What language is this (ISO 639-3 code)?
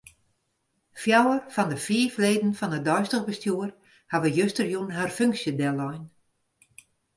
fry